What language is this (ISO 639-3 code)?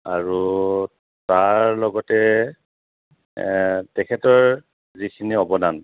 asm